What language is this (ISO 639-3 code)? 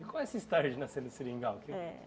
por